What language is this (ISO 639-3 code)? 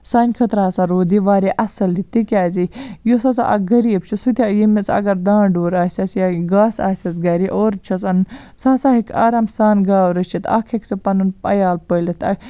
kas